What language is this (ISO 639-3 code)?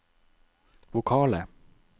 nor